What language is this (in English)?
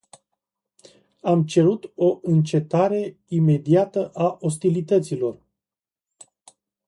Romanian